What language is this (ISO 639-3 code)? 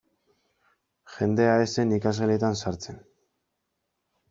eus